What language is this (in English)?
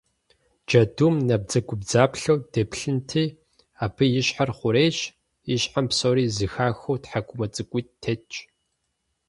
Kabardian